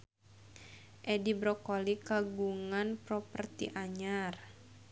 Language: Sundanese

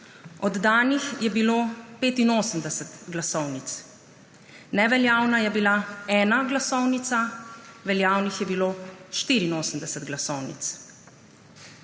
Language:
Slovenian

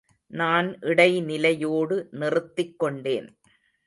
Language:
Tamil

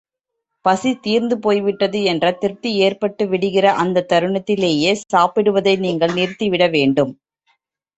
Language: Tamil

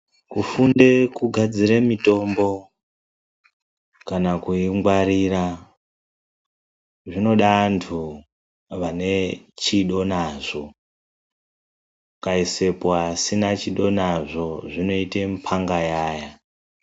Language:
Ndau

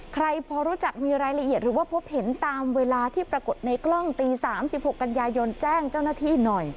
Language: Thai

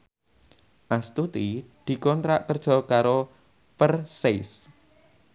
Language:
Javanese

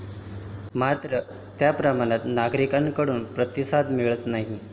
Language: Marathi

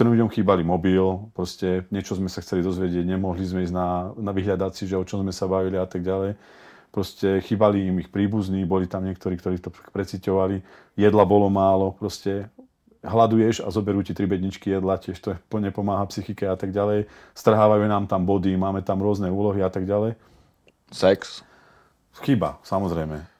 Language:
Czech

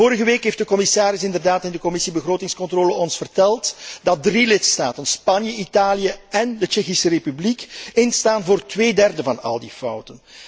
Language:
Dutch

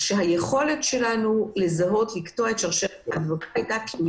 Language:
Hebrew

